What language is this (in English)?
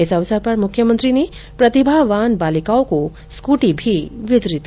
Hindi